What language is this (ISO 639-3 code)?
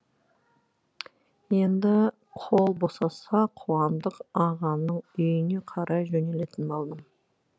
kaz